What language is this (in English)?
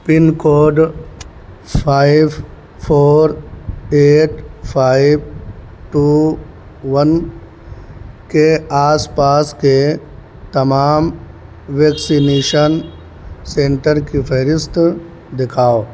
Urdu